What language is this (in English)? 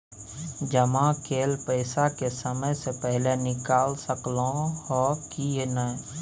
Maithili